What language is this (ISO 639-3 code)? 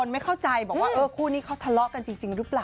tha